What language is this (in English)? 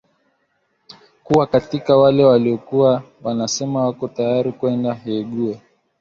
Swahili